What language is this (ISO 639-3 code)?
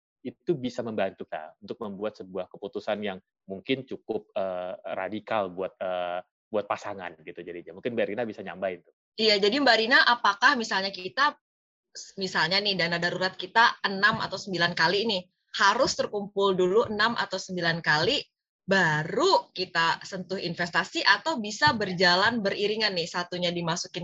ind